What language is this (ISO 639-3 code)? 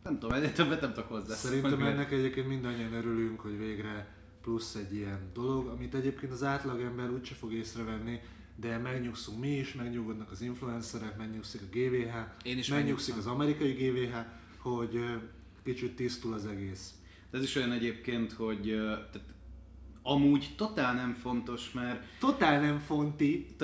hun